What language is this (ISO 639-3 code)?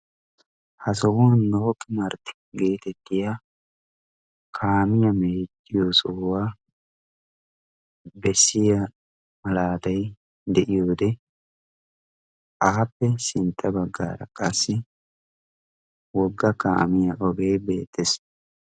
wal